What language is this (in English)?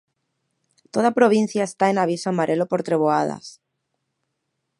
Galician